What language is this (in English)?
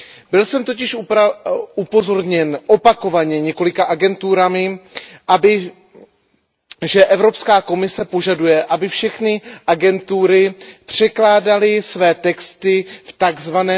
Czech